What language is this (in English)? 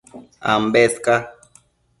Matsés